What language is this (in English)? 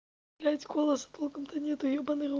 Russian